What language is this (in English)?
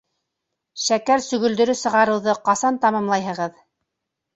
Bashkir